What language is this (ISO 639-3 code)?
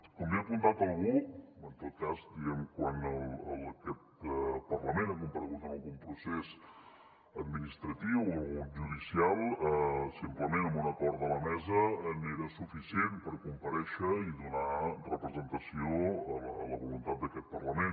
cat